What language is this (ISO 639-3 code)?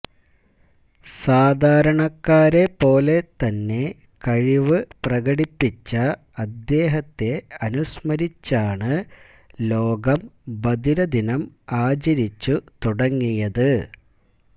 mal